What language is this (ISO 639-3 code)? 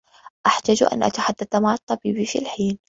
ara